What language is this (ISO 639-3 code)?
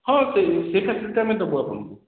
ori